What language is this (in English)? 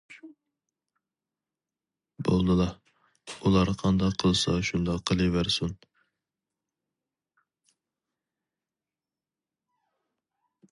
Uyghur